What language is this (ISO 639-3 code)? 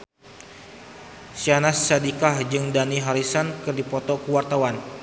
sun